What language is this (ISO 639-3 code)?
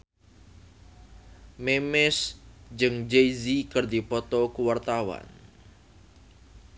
sun